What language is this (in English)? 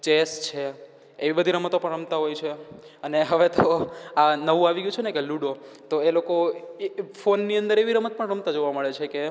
Gujarati